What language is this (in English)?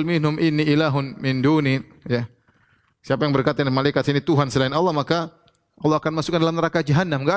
Indonesian